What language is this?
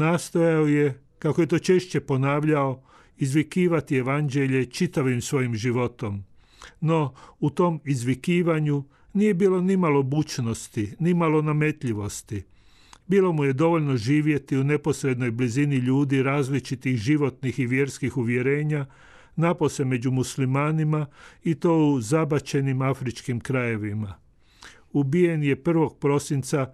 Croatian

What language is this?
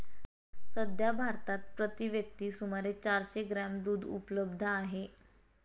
Marathi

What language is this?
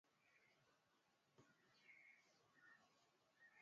Swahili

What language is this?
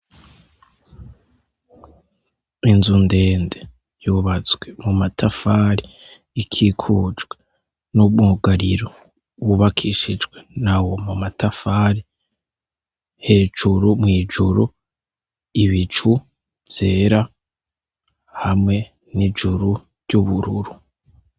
Rundi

